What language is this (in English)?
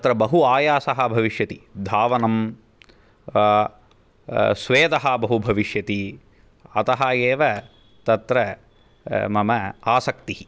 Sanskrit